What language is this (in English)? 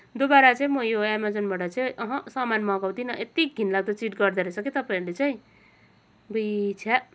Nepali